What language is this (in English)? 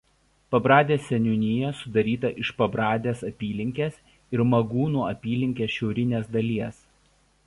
Lithuanian